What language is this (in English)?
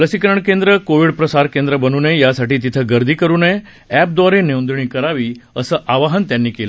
Marathi